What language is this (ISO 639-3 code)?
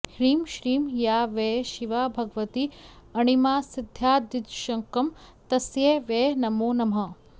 san